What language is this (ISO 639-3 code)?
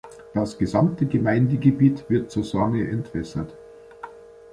deu